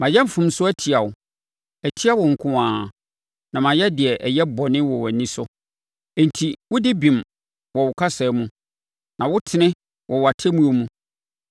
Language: Akan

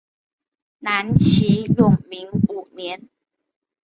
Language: Chinese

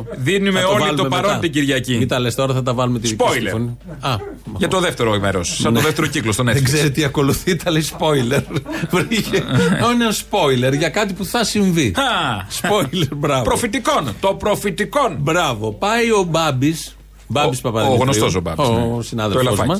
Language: Greek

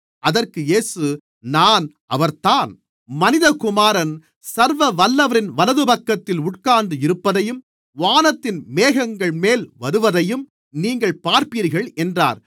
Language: Tamil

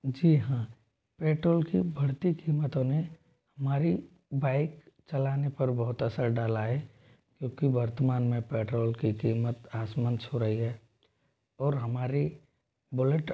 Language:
Hindi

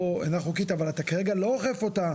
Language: Hebrew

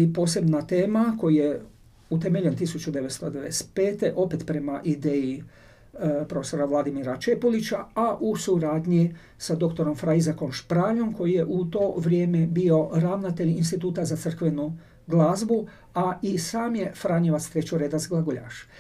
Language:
Croatian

